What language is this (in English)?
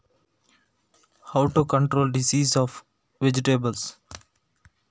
Kannada